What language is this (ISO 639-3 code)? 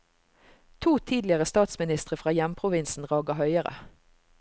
nor